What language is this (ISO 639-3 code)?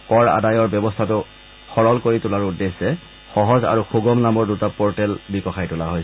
asm